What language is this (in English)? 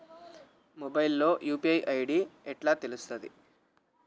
Telugu